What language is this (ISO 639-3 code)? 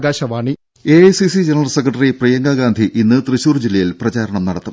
mal